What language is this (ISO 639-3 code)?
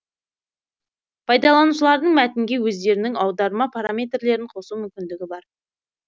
kaz